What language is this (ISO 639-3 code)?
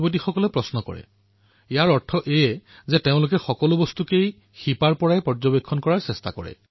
asm